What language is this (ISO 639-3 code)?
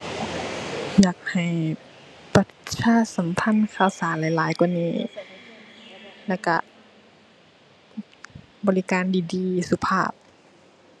tha